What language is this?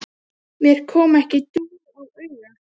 Icelandic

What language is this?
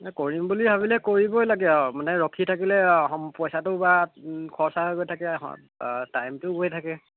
Assamese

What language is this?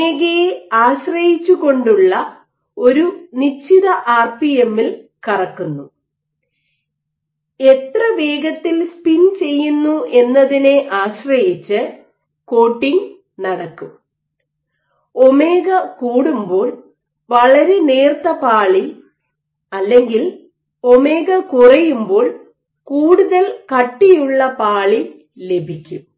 Malayalam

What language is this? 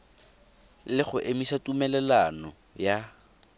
Tswana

